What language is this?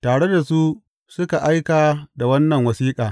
Hausa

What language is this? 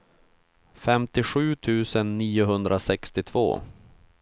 Swedish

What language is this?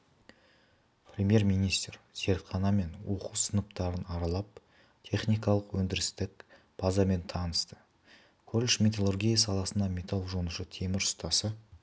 Kazakh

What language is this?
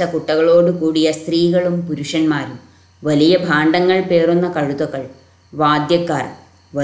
Malayalam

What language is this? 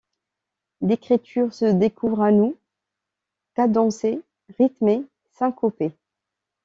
French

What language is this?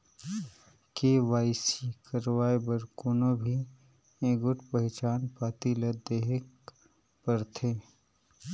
Chhattisgarhi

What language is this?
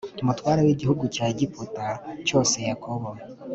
Kinyarwanda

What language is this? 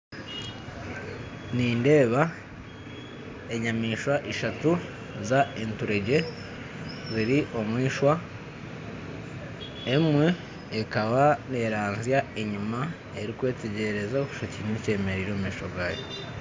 Nyankole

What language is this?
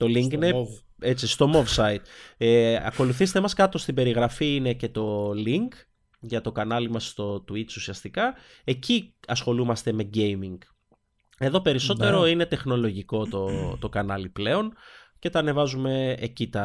Greek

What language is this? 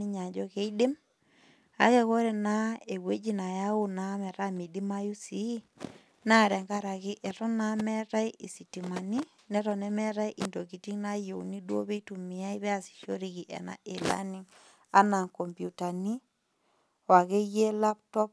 Masai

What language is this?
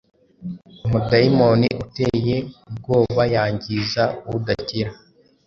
Kinyarwanda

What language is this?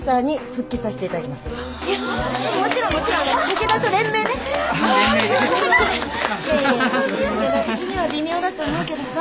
Japanese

